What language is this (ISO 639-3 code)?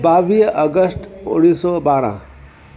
snd